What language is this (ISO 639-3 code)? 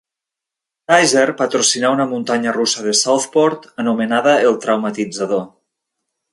cat